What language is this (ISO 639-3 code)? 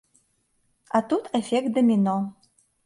bel